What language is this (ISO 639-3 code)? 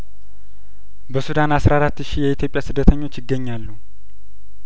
amh